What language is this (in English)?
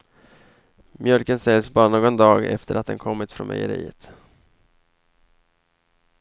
Swedish